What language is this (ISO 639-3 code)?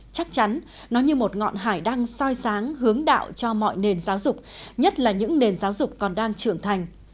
vie